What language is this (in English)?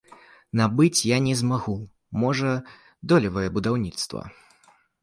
Belarusian